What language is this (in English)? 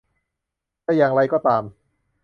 Thai